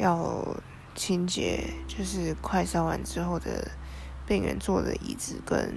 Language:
Chinese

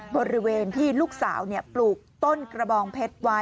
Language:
Thai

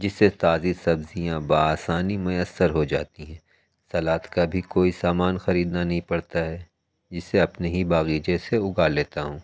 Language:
Urdu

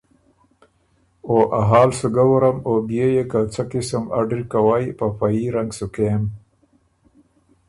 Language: Ormuri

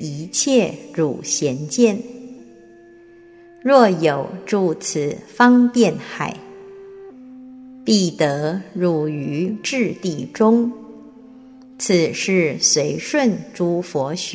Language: Chinese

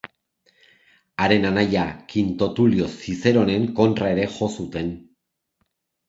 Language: Basque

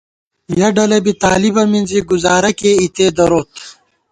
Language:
Gawar-Bati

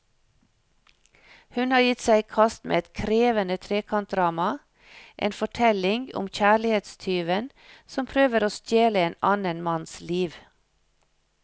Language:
Norwegian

